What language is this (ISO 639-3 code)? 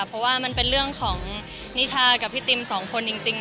tha